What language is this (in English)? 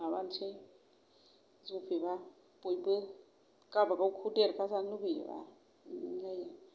Bodo